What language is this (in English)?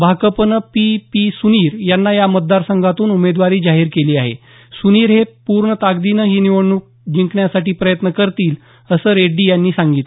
Marathi